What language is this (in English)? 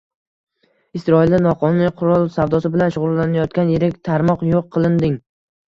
Uzbek